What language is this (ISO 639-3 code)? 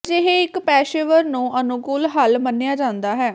pan